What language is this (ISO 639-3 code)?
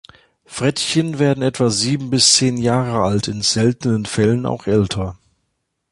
deu